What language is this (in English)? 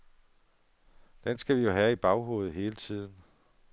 Danish